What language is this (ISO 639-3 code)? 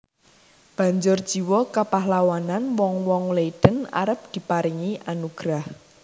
jav